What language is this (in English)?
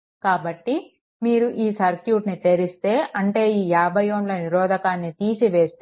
Telugu